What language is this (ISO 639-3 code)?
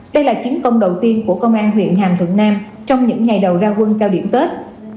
vie